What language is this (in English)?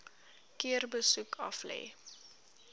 Afrikaans